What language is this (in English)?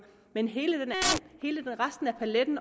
Danish